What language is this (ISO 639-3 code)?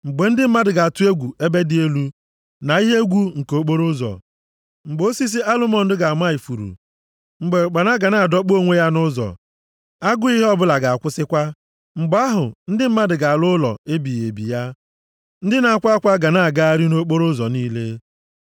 ibo